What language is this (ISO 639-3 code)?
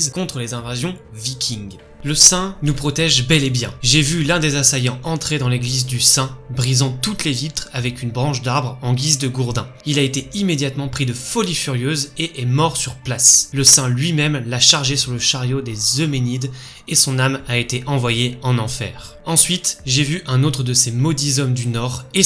fra